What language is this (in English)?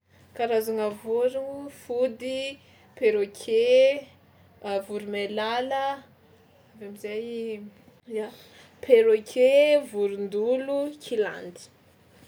Tsimihety Malagasy